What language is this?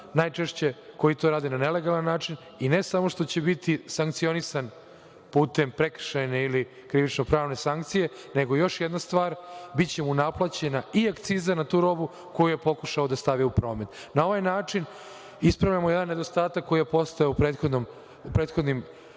Serbian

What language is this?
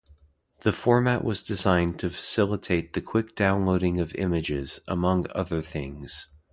English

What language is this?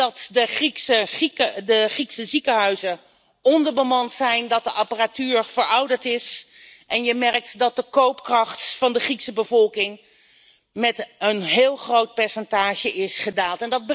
Dutch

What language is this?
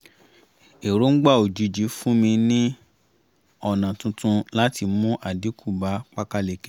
Yoruba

